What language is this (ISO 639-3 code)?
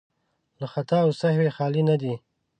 pus